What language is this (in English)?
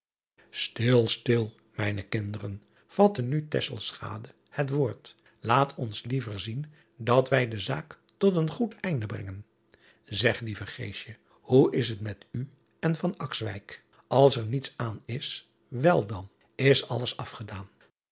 Dutch